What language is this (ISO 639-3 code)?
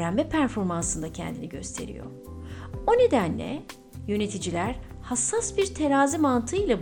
tur